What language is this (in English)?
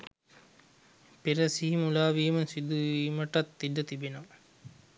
Sinhala